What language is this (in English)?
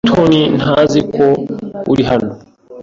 Kinyarwanda